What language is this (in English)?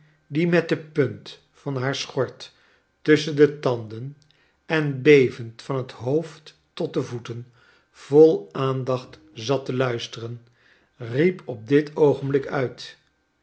Dutch